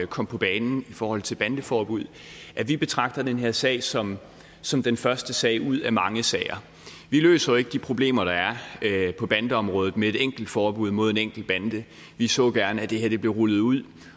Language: Danish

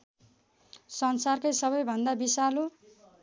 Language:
Nepali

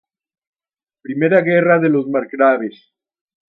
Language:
Spanish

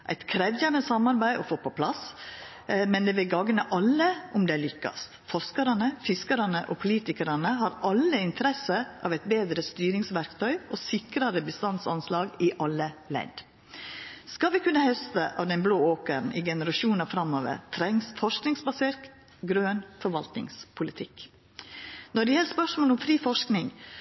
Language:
Norwegian Nynorsk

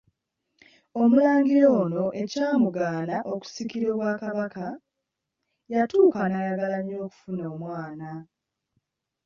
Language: Ganda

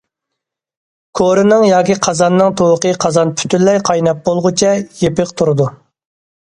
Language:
Uyghur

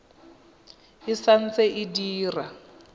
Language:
Tswana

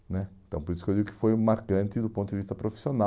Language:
Portuguese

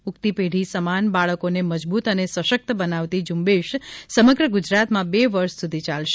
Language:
Gujarati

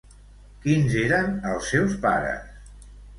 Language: Catalan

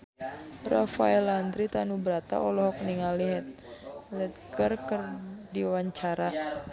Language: Sundanese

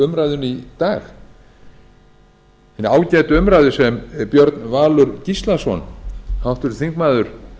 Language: Icelandic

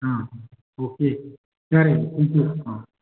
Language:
Manipuri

